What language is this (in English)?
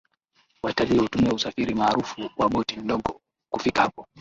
Swahili